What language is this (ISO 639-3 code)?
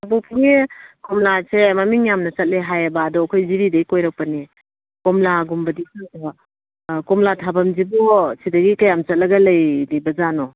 mni